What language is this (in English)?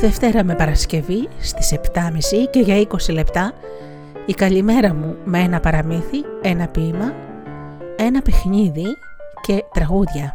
Greek